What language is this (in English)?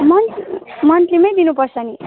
Nepali